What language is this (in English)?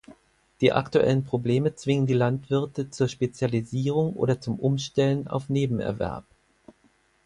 German